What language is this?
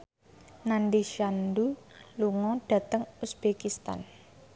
Javanese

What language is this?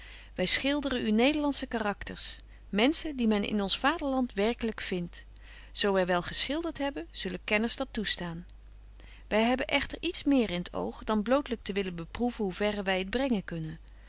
Dutch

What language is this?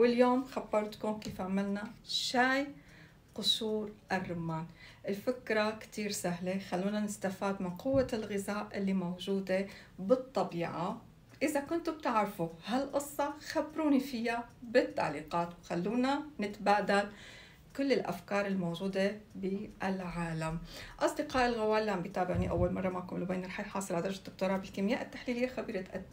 Arabic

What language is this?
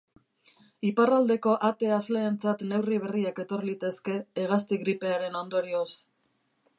Basque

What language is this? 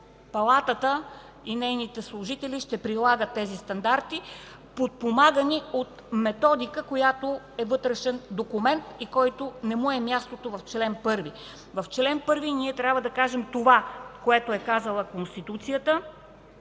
Bulgarian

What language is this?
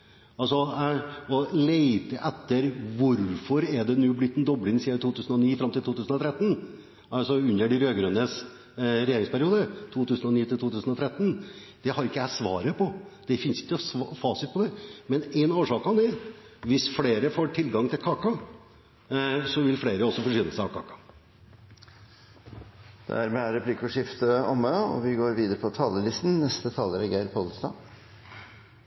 Norwegian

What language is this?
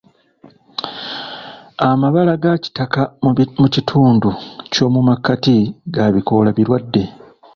Ganda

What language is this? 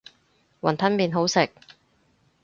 Cantonese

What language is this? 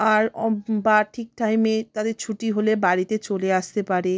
Bangla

